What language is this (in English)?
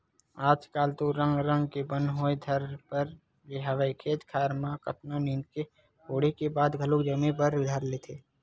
Chhattisgarhi